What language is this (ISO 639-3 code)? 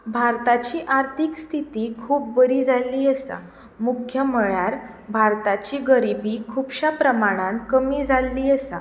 kok